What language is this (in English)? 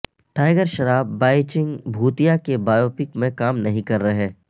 Urdu